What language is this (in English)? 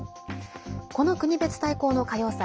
Japanese